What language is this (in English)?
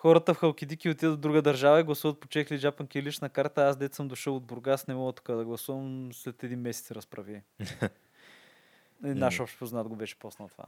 Bulgarian